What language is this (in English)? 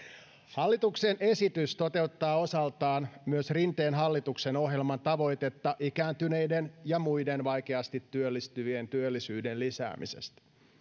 Finnish